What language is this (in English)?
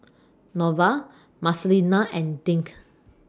English